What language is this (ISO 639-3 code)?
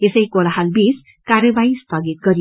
nep